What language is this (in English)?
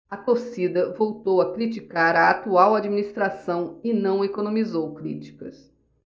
Portuguese